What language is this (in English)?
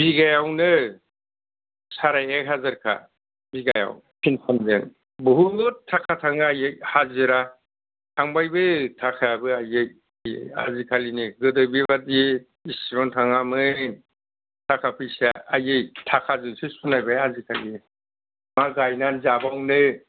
Bodo